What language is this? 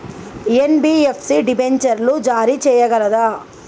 Telugu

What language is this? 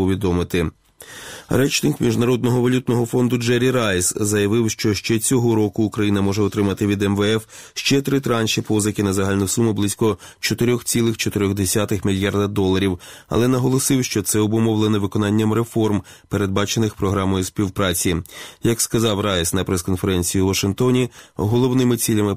Ukrainian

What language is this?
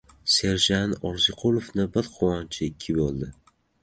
Uzbek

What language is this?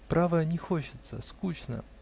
Russian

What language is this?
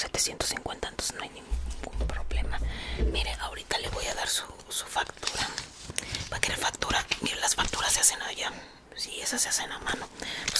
Spanish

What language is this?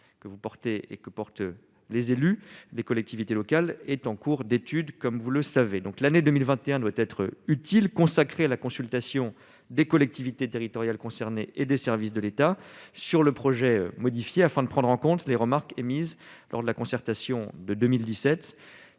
French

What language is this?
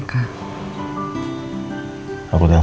Indonesian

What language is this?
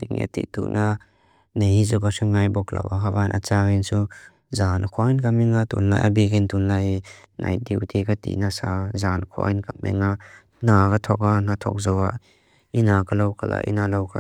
Mizo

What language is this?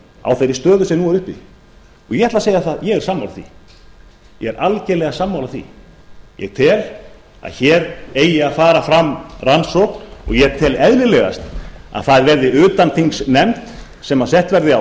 Icelandic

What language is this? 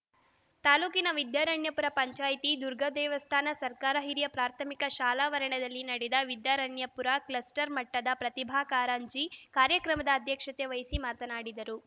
Kannada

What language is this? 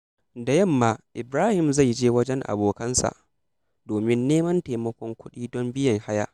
Hausa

